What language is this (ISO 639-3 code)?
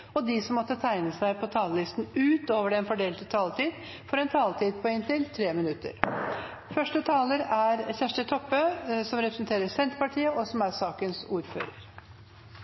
nor